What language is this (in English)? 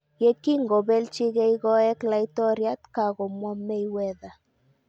Kalenjin